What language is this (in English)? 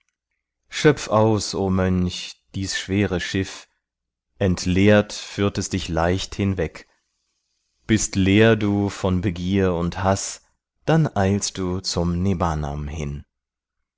German